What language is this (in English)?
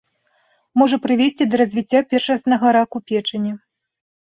Belarusian